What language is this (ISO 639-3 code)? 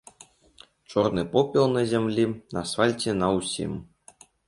bel